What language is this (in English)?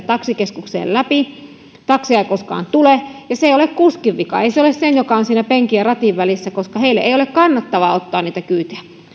Finnish